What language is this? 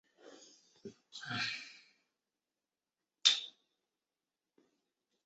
Chinese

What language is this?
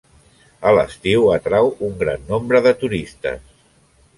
Catalan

